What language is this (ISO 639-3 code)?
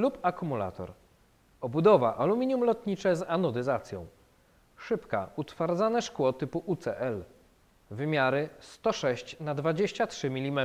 pol